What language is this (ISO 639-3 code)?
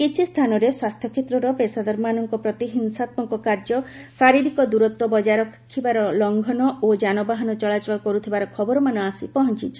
ori